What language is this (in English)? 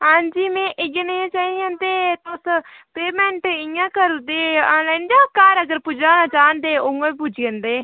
Dogri